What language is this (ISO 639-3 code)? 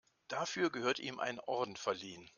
deu